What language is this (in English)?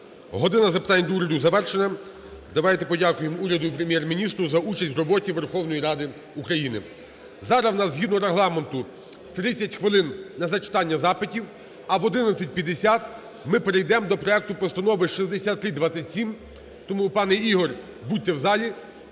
Ukrainian